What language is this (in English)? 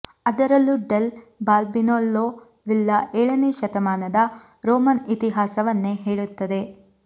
Kannada